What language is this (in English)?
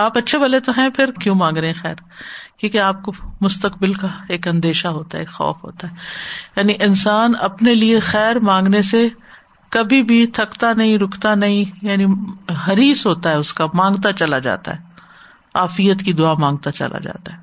Urdu